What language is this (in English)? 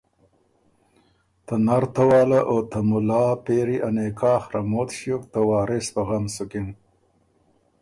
Ormuri